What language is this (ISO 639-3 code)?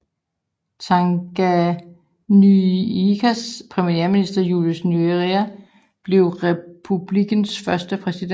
dan